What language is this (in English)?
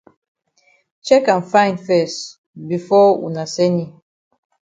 Cameroon Pidgin